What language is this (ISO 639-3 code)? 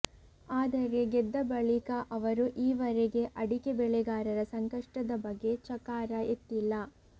kan